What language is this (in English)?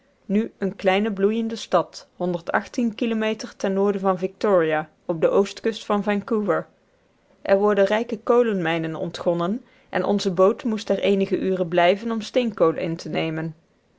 Dutch